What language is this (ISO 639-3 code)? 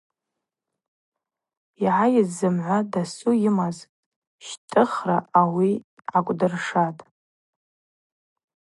abq